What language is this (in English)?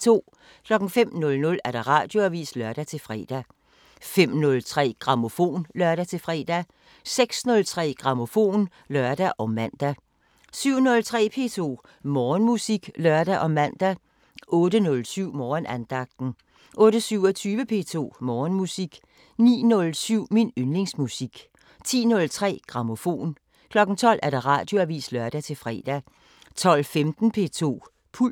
Danish